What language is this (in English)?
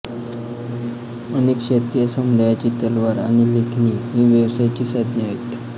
Marathi